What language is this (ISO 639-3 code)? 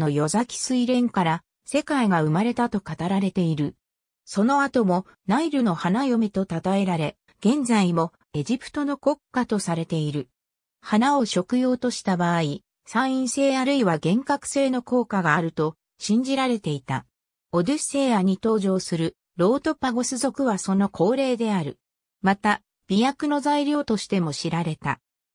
jpn